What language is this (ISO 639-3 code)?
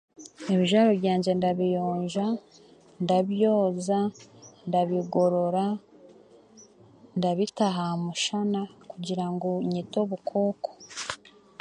cgg